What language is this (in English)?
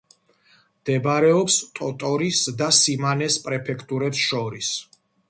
Georgian